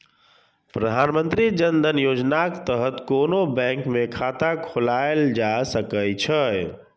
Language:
Maithili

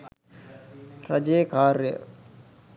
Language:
Sinhala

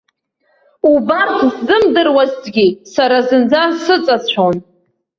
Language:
Abkhazian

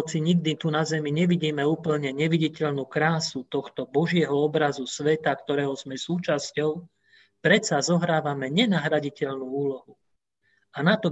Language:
Slovak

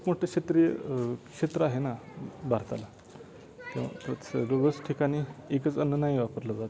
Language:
Marathi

